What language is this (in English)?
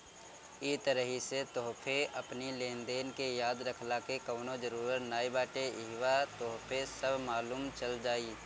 Bhojpuri